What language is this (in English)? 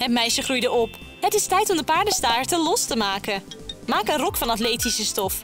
Dutch